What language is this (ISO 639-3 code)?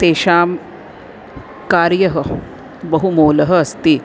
san